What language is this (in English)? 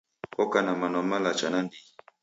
Taita